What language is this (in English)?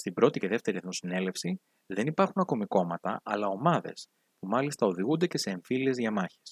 Greek